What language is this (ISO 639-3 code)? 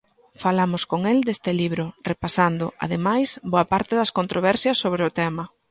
glg